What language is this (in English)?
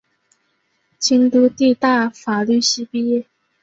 Chinese